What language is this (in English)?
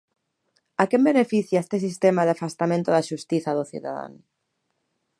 Galician